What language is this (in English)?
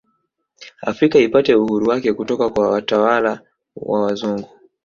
Swahili